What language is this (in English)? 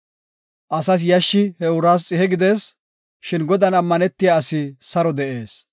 Gofa